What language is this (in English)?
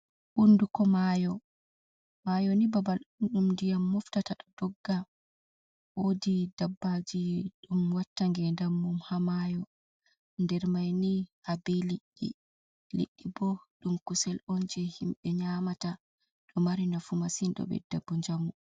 Fula